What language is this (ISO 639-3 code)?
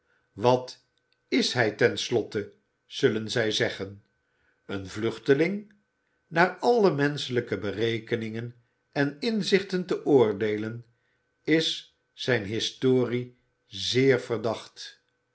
nld